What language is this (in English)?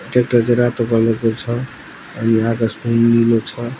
Nepali